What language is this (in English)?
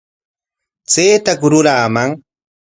Corongo Ancash Quechua